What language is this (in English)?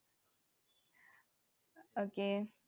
Malayalam